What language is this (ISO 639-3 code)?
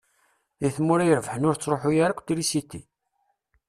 kab